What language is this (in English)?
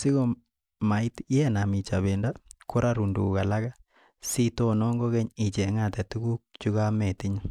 Kalenjin